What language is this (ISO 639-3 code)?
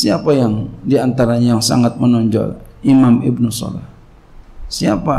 ind